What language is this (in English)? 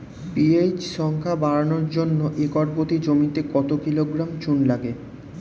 Bangla